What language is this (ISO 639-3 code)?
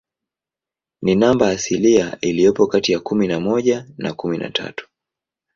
swa